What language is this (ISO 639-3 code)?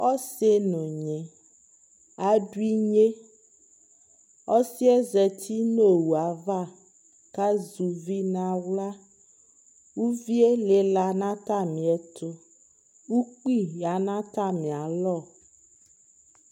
kpo